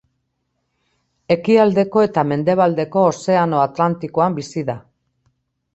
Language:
Basque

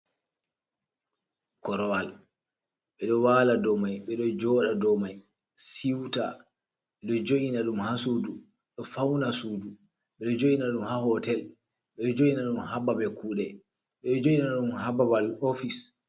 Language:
Fula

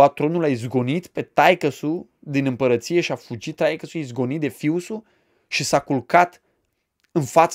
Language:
Romanian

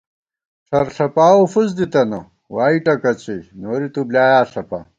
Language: Gawar-Bati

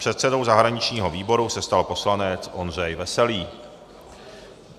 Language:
Czech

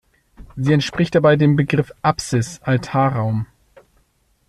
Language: German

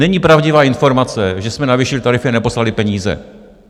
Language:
Czech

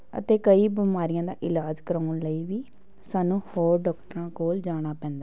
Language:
Punjabi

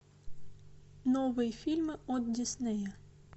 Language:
Russian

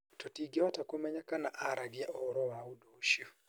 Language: Kikuyu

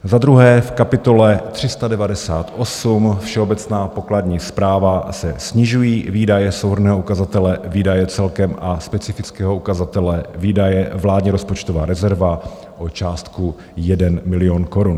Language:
Czech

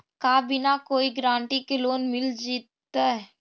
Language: Magahi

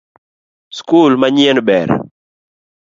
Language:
Luo (Kenya and Tanzania)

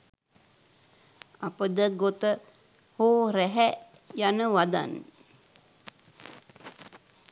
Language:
Sinhala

